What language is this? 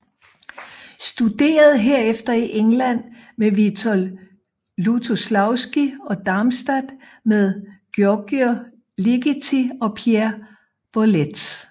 Danish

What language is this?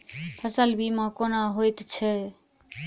Maithili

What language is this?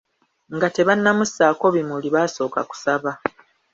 Ganda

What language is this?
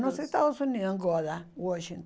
Portuguese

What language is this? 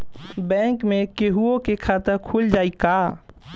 Bhojpuri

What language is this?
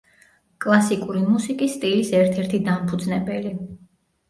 Georgian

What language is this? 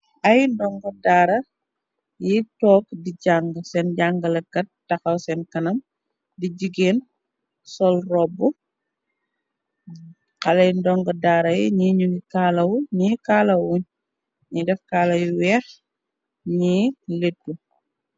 Wolof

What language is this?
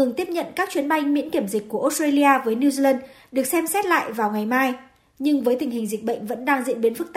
Vietnamese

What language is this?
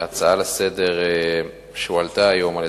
Hebrew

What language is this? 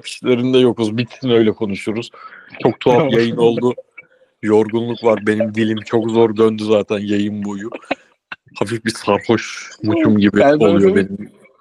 Turkish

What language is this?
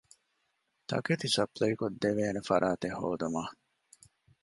Divehi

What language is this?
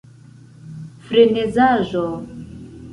Esperanto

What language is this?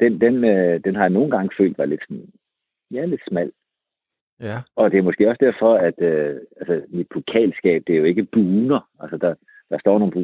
Danish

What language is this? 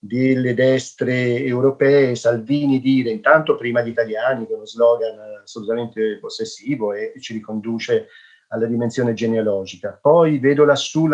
Italian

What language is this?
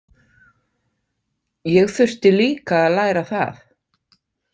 Icelandic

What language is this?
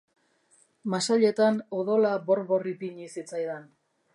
Basque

